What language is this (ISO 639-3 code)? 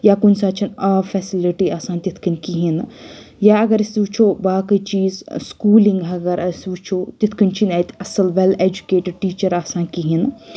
kas